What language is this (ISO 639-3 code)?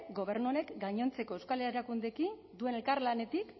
eus